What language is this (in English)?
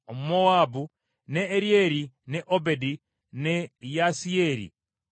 Ganda